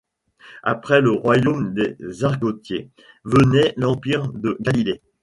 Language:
French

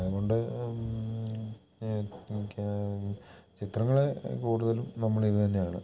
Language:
Malayalam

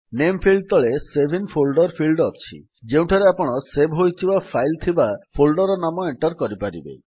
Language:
Odia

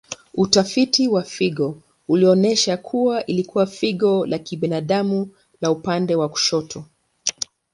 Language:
Swahili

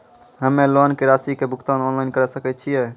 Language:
Maithili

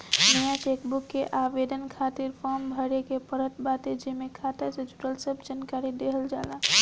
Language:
Bhojpuri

